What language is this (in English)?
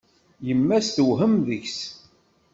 Kabyle